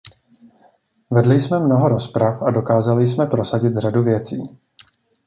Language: Czech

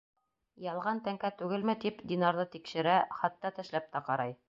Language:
Bashkir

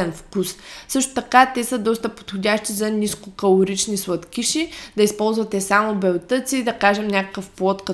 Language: Bulgarian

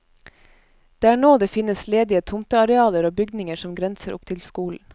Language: Norwegian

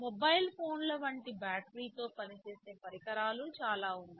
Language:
Telugu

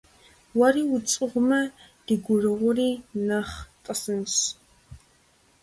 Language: Kabardian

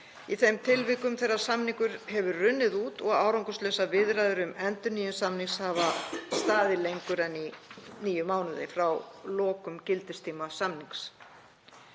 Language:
Icelandic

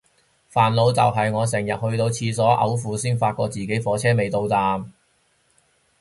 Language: Cantonese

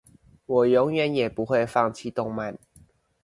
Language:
Chinese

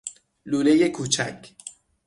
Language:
Persian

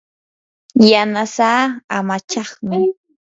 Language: Yanahuanca Pasco Quechua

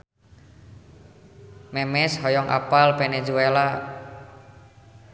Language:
Sundanese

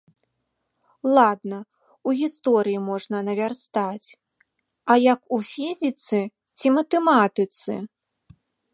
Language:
Belarusian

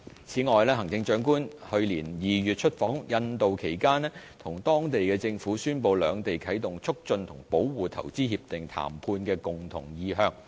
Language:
Cantonese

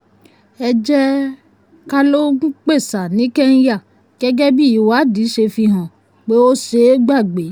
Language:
Yoruba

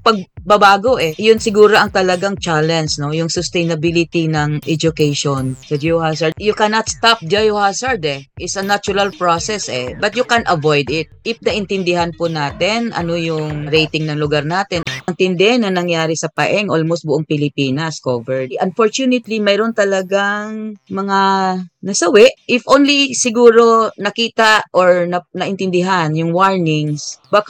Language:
Filipino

